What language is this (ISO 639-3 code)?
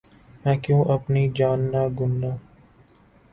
urd